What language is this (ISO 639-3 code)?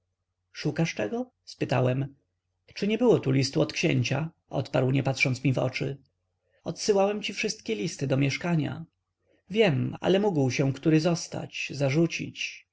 pol